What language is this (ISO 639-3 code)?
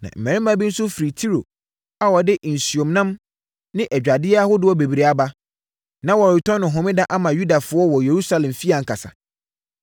aka